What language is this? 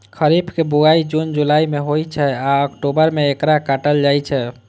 Maithili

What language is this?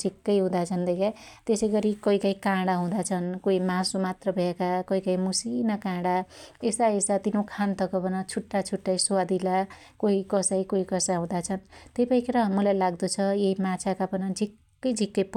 Dotyali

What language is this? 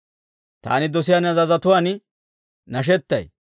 Dawro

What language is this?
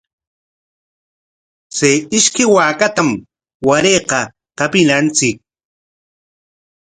Corongo Ancash Quechua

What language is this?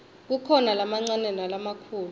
Swati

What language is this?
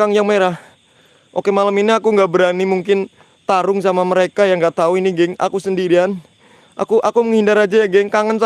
Indonesian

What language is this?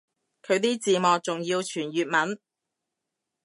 Cantonese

